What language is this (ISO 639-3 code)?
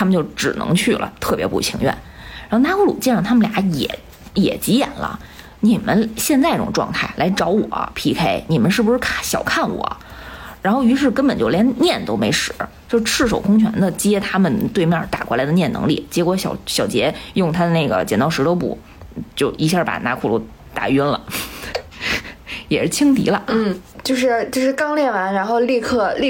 zho